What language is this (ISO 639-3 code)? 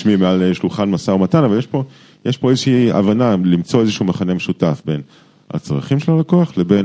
heb